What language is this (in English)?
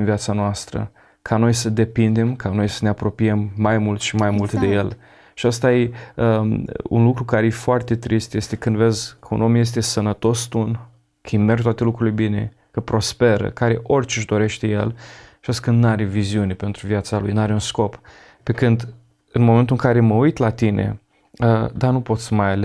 Romanian